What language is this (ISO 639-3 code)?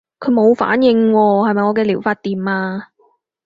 yue